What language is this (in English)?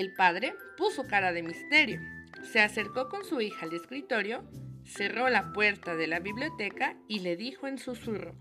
Spanish